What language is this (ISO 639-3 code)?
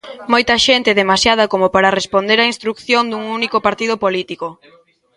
glg